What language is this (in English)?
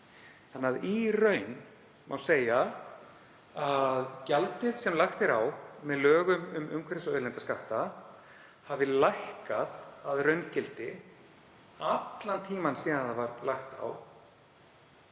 Icelandic